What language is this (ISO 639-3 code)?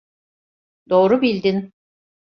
tur